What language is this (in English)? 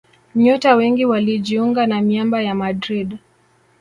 Swahili